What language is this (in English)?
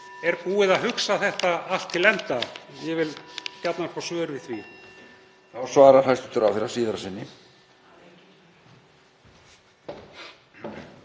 Icelandic